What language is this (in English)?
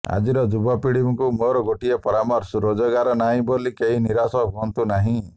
Odia